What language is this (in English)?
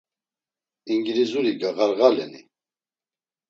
Laz